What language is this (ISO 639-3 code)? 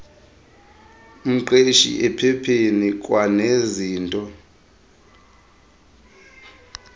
xho